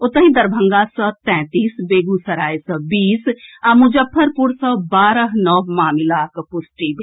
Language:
Maithili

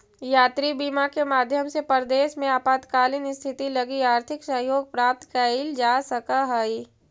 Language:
Magahi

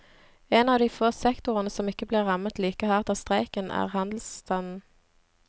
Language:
Norwegian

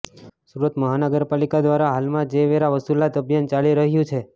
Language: Gujarati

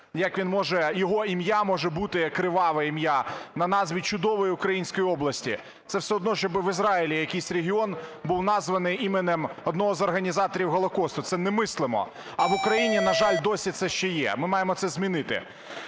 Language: Ukrainian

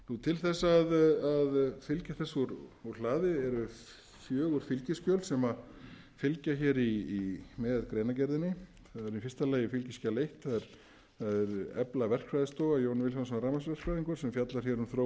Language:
Icelandic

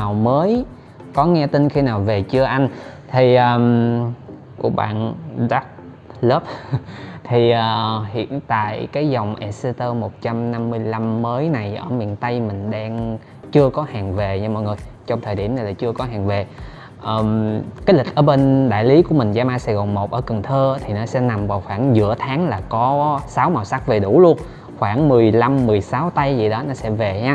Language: Vietnamese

